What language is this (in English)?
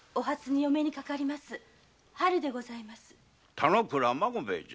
Japanese